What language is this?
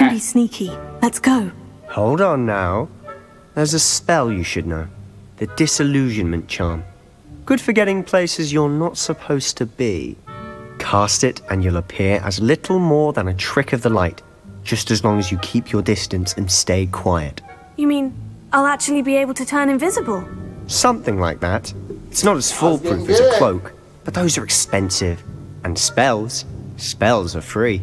English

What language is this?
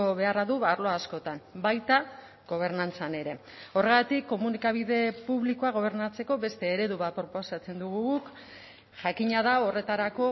Basque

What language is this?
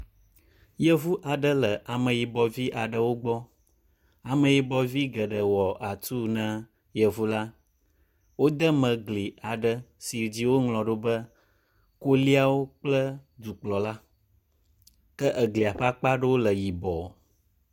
Ewe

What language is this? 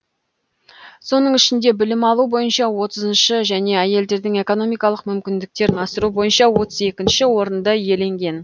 Kazakh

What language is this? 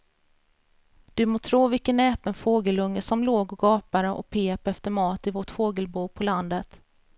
Swedish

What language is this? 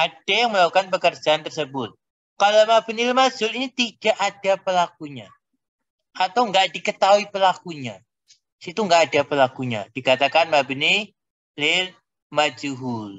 Indonesian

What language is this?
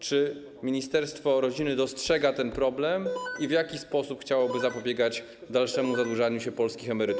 Polish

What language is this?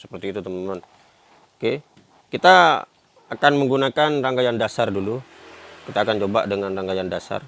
Indonesian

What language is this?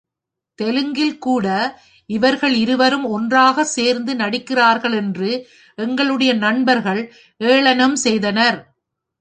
Tamil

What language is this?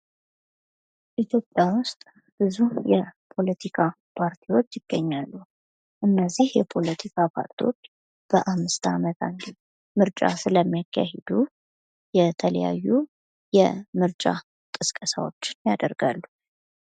Amharic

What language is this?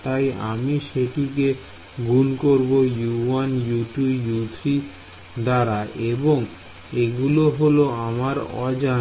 Bangla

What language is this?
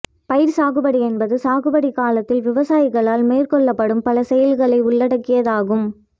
Tamil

